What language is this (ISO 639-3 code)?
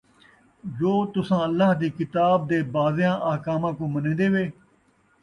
skr